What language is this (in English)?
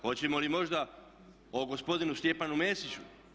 Croatian